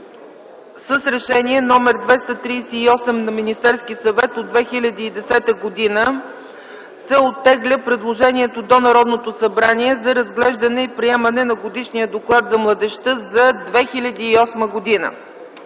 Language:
Bulgarian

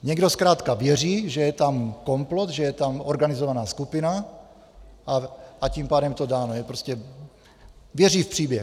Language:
Czech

